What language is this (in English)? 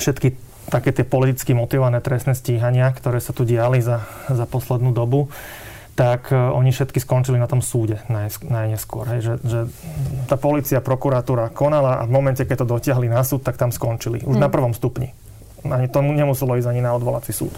Slovak